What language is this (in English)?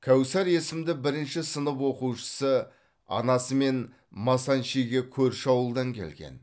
Kazakh